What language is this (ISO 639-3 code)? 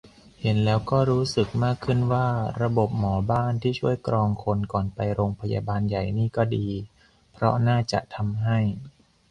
tha